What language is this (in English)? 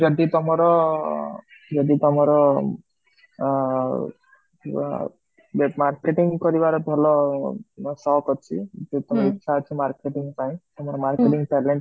Odia